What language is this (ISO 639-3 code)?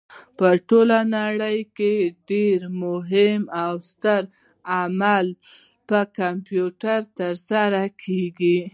pus